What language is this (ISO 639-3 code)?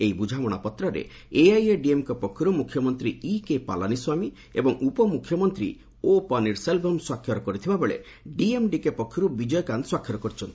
ori